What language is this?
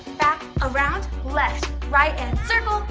English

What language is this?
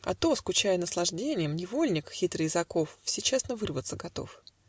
Russian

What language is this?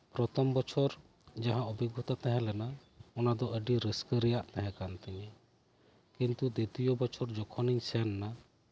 Santali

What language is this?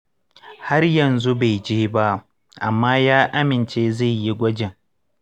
Hausa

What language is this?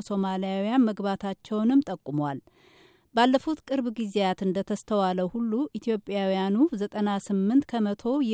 Amharic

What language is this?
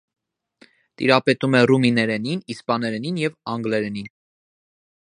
Armenian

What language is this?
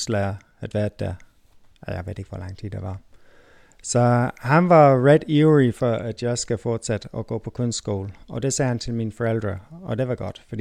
Danish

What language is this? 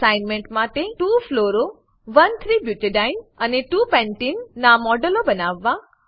Gujarati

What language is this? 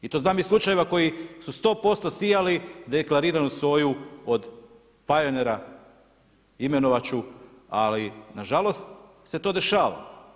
Croatian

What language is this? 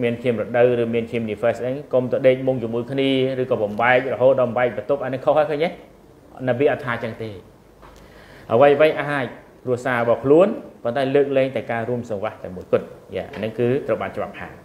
Thai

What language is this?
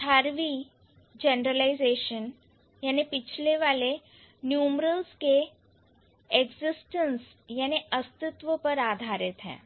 Hindi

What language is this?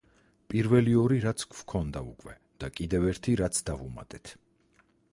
Georgian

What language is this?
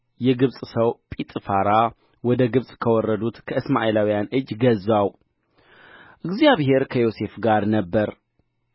Amharic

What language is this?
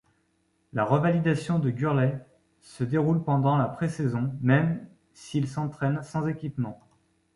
French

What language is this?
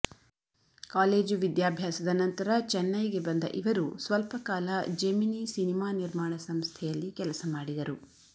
Kannada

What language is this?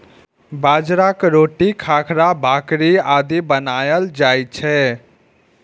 Maithili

